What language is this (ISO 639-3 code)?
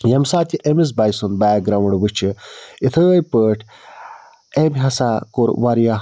kas